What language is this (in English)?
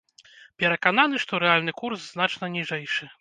Belarusian